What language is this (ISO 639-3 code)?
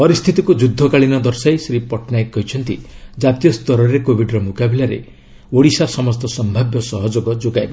ori